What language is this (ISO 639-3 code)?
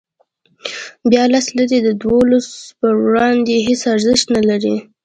pus